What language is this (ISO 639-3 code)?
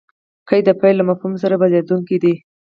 pus